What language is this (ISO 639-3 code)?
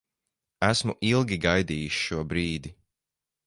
lav